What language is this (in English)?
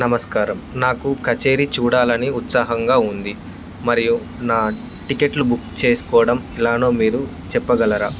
Telugu